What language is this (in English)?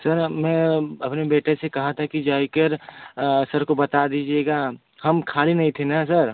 Hindi